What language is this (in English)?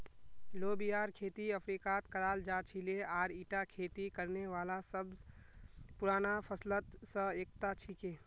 Magahi